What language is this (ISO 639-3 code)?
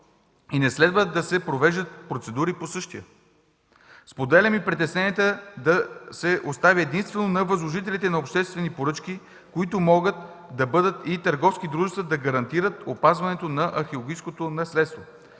bul